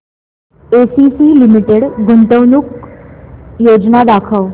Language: Marathi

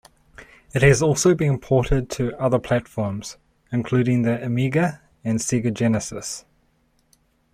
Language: English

